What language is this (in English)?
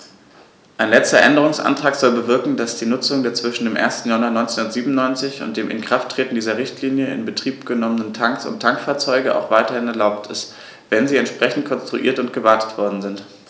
German